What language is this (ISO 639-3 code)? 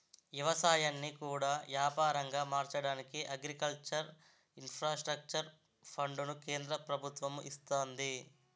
tel